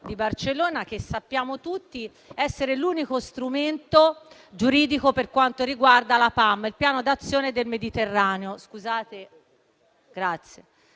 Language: Italian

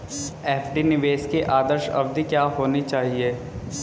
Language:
Hindi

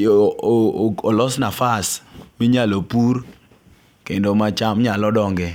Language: Luo (Kenya and Tanzania)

